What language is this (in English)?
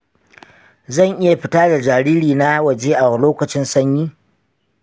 Hausa